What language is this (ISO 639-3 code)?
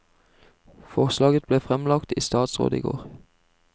nor